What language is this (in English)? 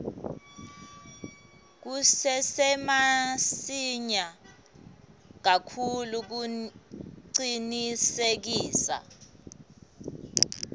Swati